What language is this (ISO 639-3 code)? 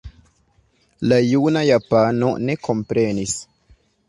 epo